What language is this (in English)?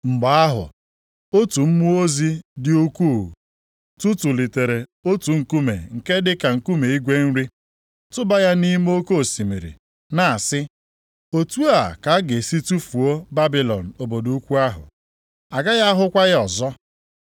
Igbo